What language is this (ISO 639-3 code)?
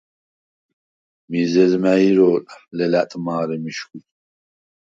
sva